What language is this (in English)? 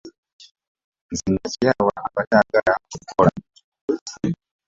Ganda